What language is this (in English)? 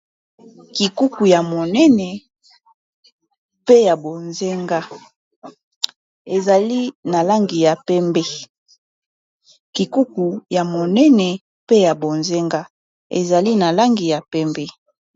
Lingala